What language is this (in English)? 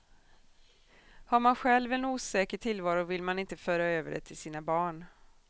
Swedish